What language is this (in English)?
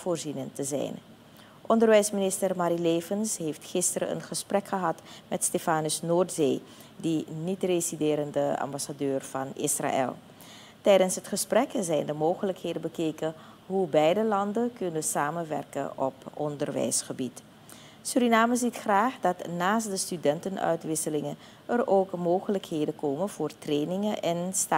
Dutch